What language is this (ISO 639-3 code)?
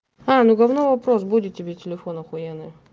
rus